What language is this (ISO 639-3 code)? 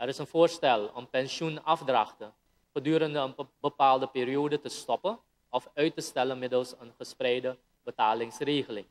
nld